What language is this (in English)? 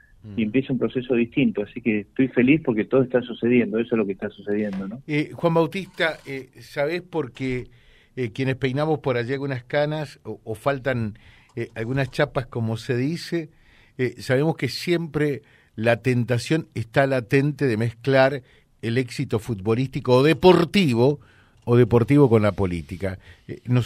Spanish